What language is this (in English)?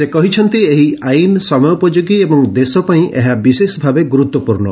Odia